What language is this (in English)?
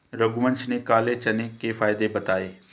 Hindi